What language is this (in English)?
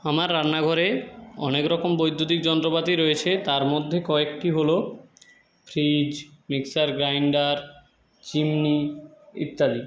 Bangla